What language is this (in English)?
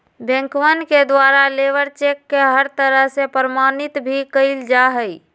Magahi